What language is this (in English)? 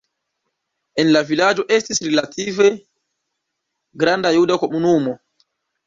Esperanto